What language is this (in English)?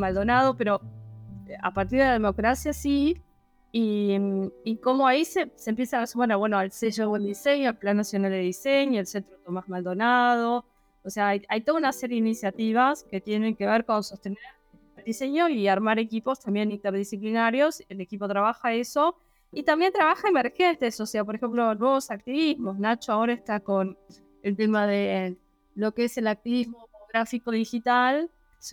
Spanish